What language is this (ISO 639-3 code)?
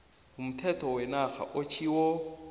nbl